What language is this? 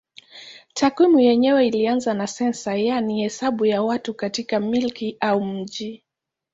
Swahili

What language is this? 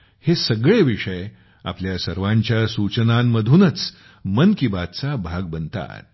Marathi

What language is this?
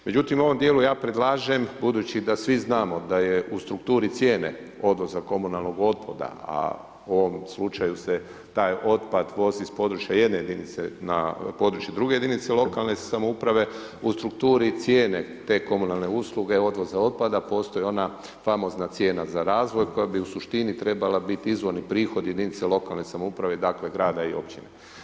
Croatian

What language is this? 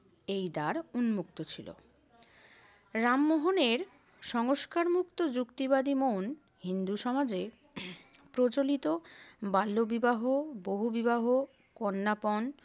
Bangla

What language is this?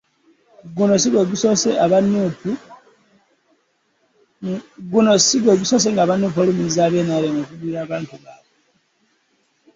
Ganda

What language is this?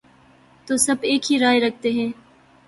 Urdu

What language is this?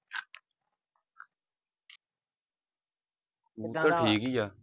Punjabi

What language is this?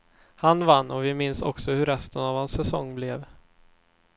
Swedish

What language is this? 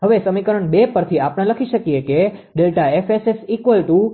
Gujarati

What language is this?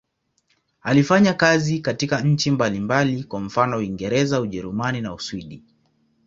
Swahili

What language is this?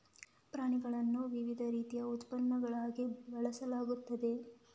Kannada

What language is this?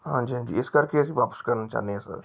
Punjabi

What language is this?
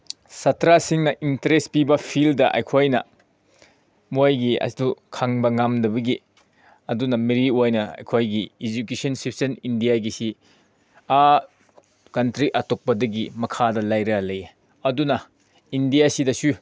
Manipuri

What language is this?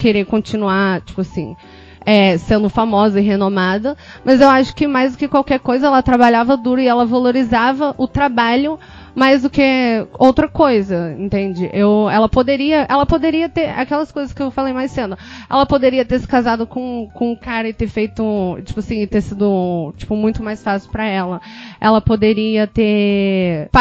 Portuguese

